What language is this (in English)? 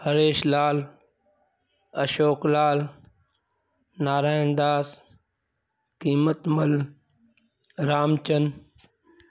Sindhi